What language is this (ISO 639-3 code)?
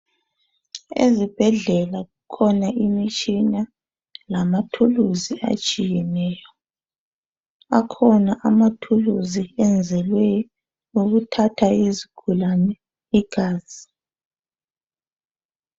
nde